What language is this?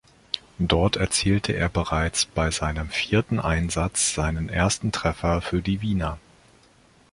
German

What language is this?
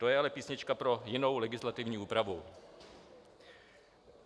Czech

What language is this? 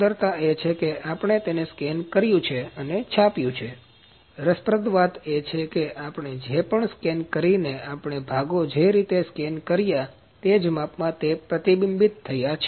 Gujarati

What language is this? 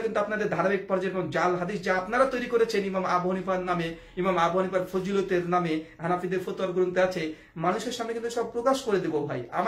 Dutch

